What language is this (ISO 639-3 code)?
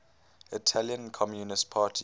eng